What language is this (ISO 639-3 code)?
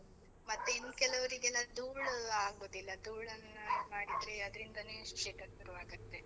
kan